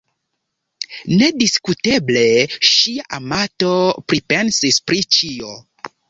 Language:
Esperanto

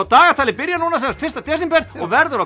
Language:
Icelandic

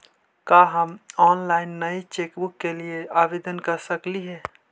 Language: Magahi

